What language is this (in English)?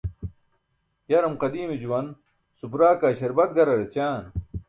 Burushaski